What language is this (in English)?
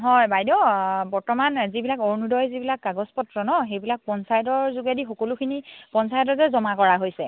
Assamese